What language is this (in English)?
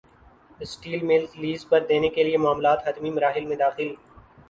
Urdu